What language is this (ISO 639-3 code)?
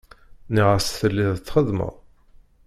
kab